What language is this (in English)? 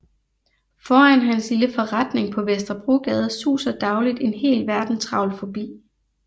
Danish